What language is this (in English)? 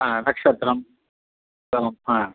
Sanskrit